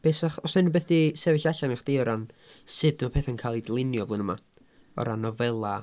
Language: Welsh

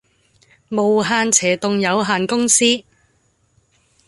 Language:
Cantonese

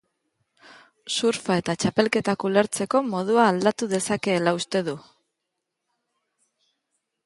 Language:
Basque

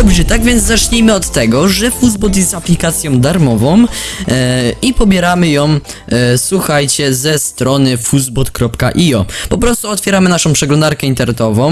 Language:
Polish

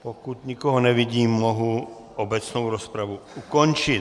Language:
Czech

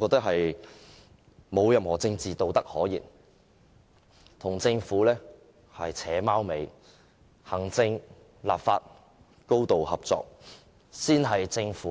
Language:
Cantonese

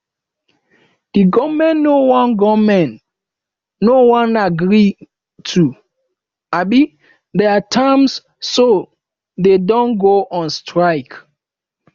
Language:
Nigerian Pidgin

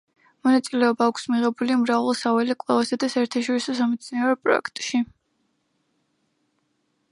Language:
Georgian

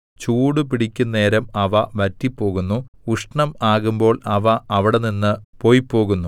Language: Malayalam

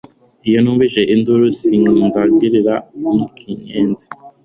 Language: Kinyarwanda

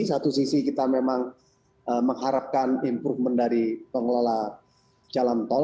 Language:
Indonesian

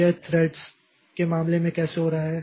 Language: Hindi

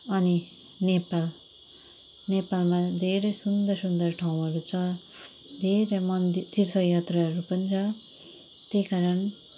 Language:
Nepali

